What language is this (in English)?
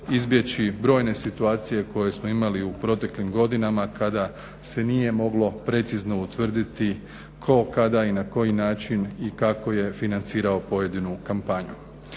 Croatian